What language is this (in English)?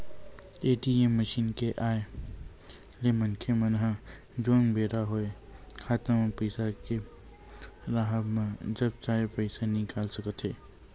Chhattisgarhi